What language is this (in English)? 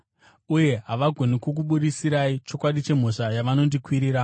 Shona